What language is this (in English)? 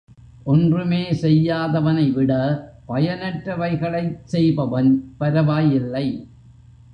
Tamil